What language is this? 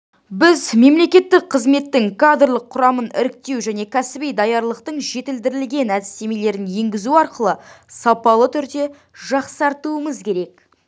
Kazakh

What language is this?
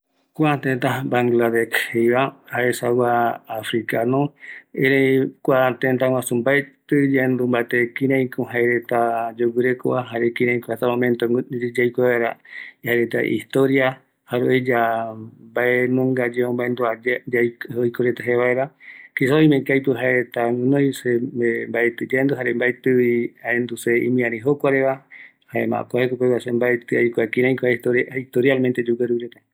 Eastern Bolivian Guaraní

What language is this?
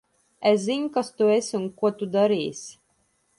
Latvian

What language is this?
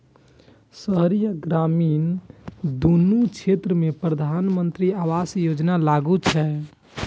Maithili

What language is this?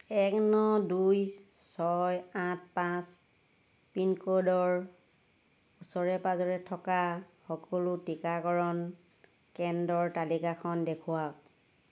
Assamese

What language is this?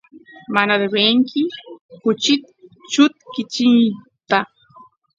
Santiago del Estero Quichua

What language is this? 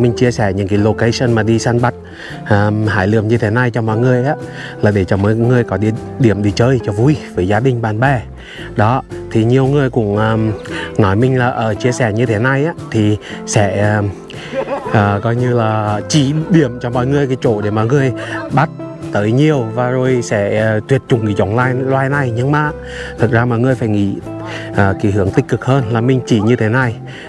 Vietnamese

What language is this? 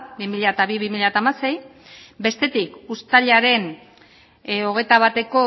Basque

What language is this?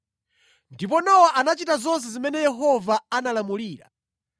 Nyanja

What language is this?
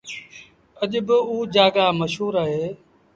Sindhi Bhil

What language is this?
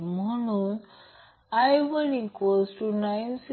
Marathi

